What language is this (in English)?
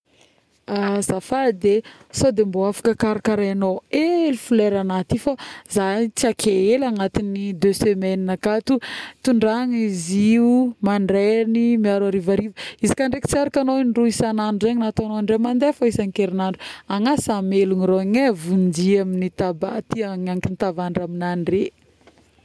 Northern Betsimisaraka Malagasy